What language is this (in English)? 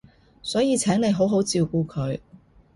Cantonese